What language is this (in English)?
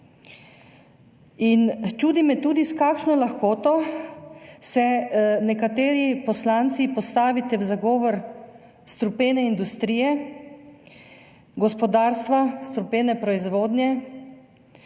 Slovenian